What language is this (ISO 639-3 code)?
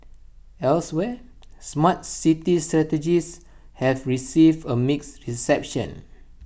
eng